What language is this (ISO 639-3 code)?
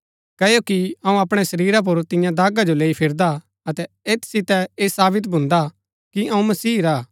gbk